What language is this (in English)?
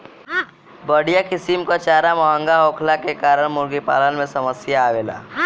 Bhojpuri